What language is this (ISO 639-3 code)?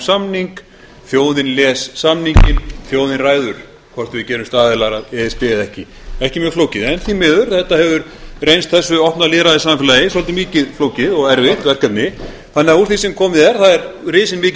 isl